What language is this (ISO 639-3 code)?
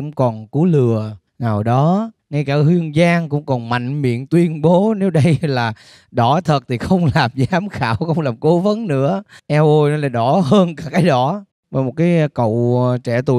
vie